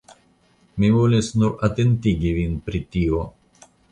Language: Esperanto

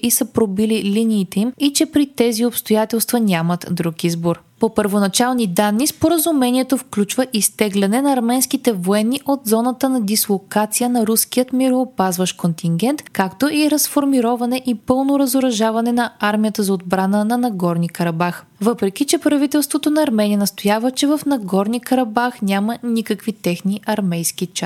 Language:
Bulgarian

